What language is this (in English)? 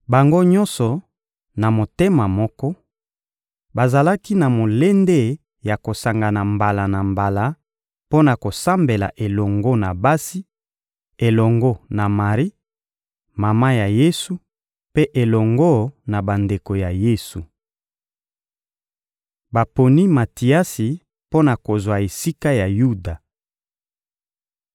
Lingala